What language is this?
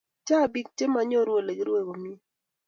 Kalenjin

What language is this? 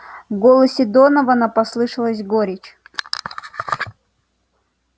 Russian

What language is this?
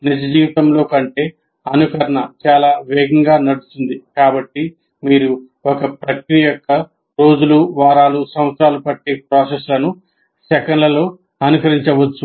Telugu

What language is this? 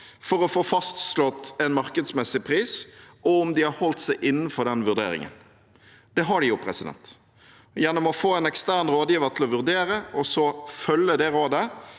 Norwegian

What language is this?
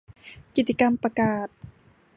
Thai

